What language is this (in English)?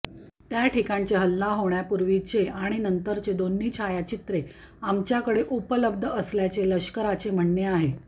Marathi